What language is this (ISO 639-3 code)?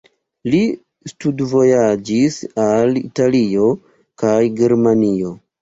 epo